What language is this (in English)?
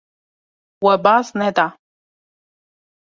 Kurdish